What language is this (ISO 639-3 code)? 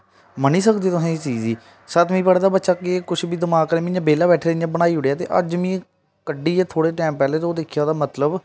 doi